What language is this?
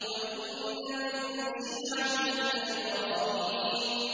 Arabic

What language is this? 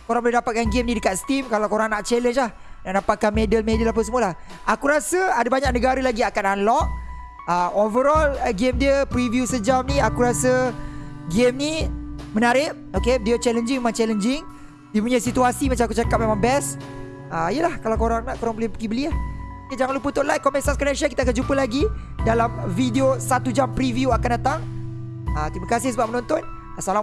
Malay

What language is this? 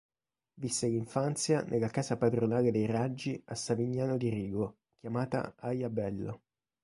Italian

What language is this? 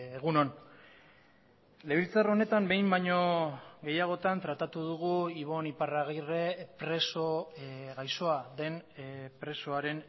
Basque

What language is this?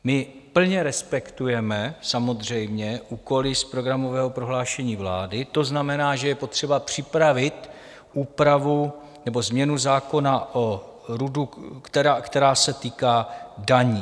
Czech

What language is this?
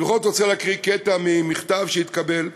Hebrew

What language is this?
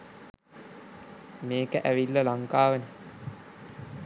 Sinhala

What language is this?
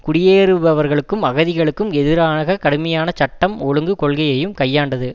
Tamil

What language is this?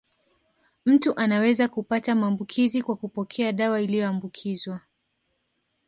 Swahili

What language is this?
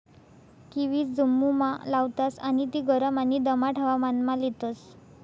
Marathi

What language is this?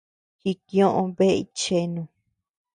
Tepeuxila Cuicatec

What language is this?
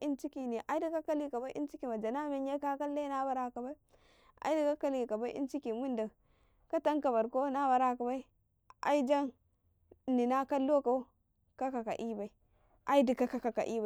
Karekare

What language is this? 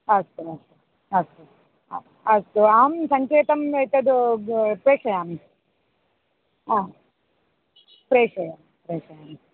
Sanskrit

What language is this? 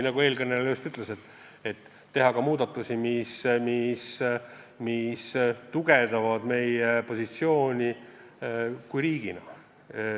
Estonian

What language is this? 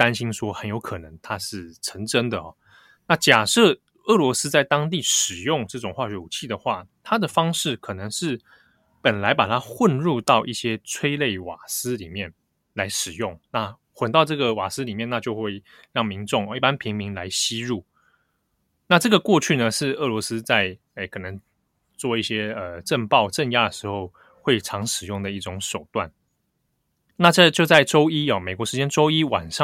Chinese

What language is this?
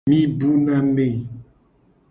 Gen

